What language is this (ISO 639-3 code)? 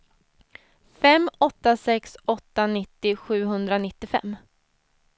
swe